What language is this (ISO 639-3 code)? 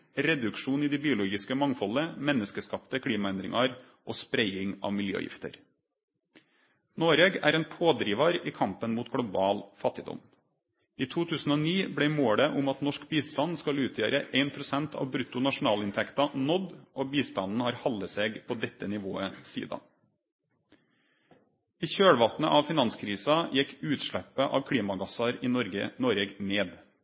nno